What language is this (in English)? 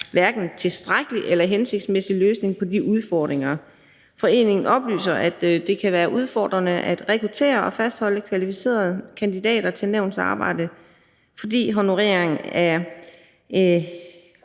Danish